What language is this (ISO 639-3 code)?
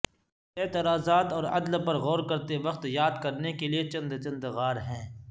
urd